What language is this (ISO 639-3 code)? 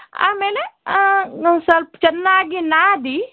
kan